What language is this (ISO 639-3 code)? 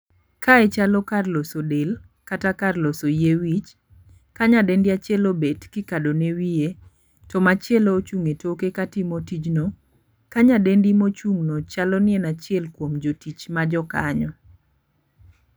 luo